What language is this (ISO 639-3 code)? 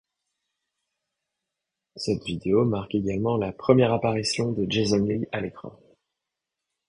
fra